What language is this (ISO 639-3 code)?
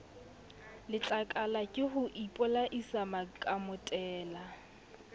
sot